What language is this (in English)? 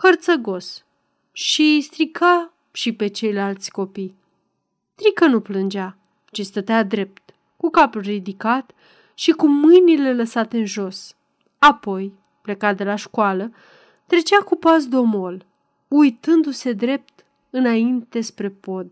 Romanian